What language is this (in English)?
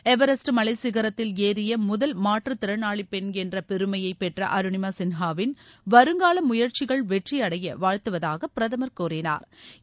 Tamil